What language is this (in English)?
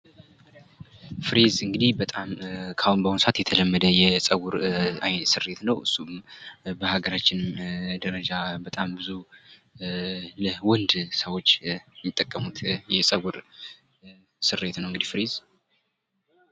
Amharic